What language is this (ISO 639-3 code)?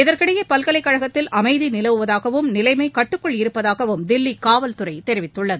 tam